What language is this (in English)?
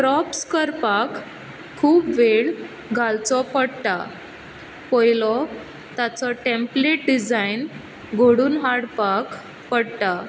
Konkani